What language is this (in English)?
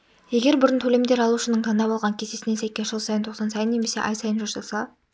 Kazakh